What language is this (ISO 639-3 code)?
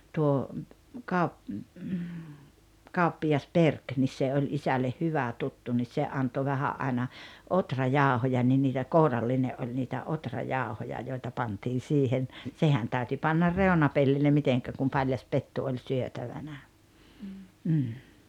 fin